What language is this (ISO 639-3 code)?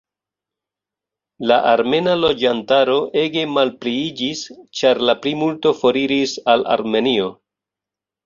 epo